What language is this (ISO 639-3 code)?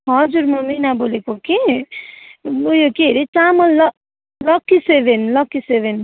nep